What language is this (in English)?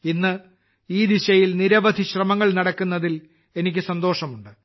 Malayalam